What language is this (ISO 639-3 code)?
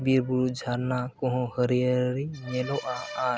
sat